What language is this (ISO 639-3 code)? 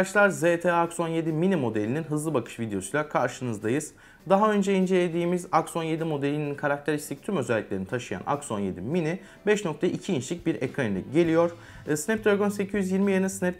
tur